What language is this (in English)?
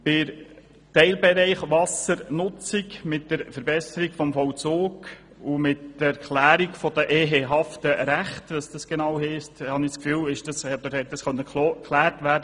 Swiss German